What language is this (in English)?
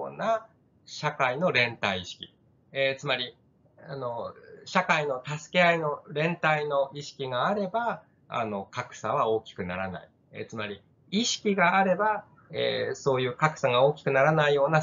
Japanese